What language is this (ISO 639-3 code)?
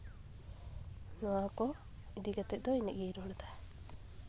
sat